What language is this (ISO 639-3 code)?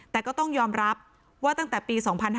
tha